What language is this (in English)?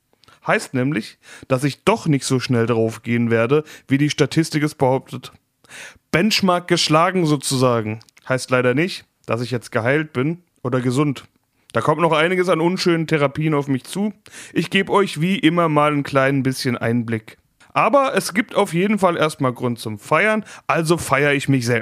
German